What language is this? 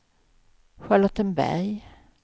Swedish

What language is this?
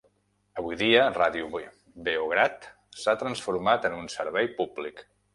Catalan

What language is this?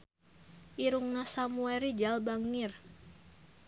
Sundanese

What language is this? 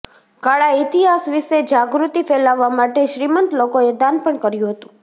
Gujarati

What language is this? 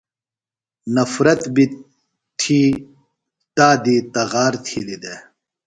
Phalura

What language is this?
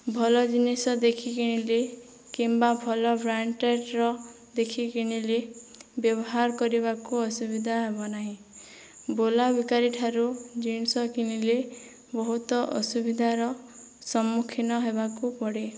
Odia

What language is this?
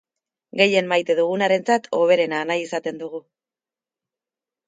Basque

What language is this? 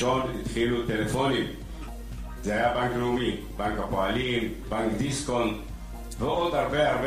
Hebrew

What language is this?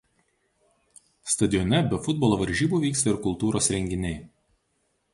Lithuanian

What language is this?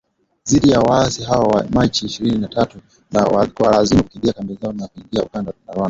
Swahili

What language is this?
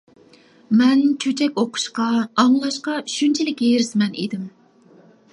Uyghur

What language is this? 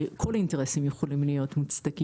Hebrew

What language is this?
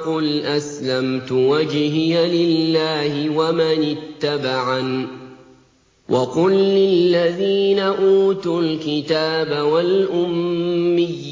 Arabic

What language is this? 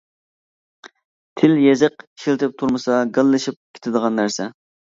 Uyghur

